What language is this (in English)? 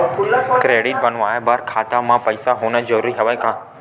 Chhattisgarhi